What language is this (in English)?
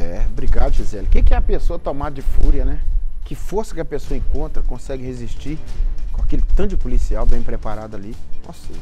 Portuguese